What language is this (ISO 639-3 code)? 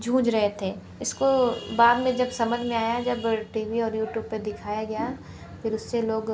hin